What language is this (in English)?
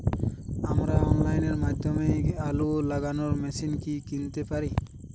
Bangla